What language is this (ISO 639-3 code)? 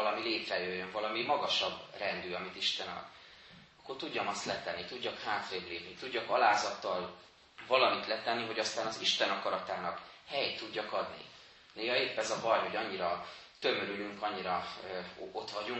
hun